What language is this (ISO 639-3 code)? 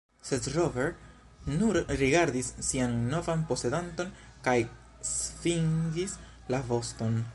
epo